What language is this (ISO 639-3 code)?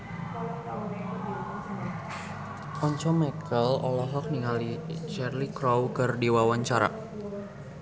sun